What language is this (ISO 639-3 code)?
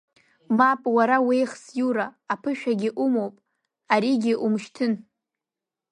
abk